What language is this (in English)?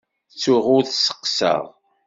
Kabyle